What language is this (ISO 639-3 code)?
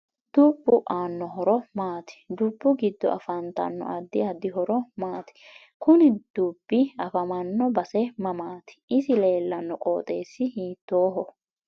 sid